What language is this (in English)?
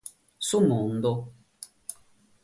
Sardinian